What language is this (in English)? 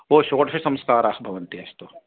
Sanskrit